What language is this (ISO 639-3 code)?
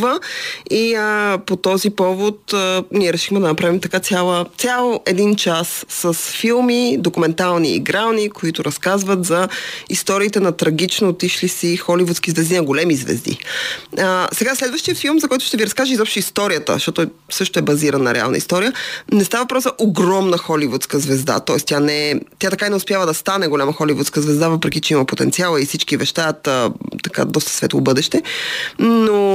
bul